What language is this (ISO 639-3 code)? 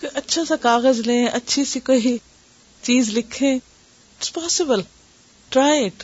urd